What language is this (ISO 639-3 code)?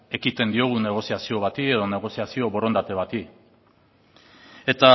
eus